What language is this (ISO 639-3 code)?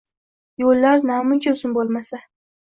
uzb